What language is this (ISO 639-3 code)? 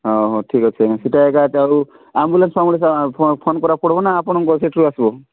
ori